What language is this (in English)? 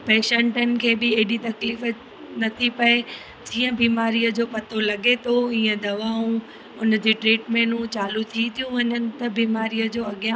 Sindhi